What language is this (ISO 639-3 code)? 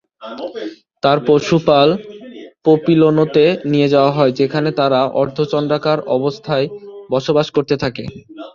ben